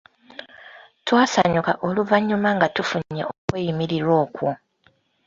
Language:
Ganda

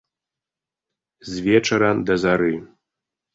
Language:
Belarusian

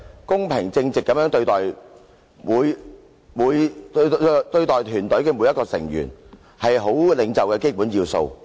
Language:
Cantonese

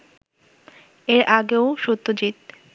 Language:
Bangla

